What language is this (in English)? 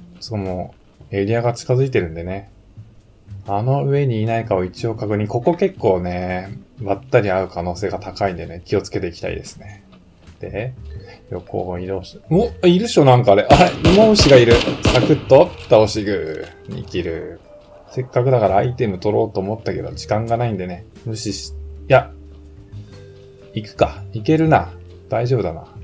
Japanese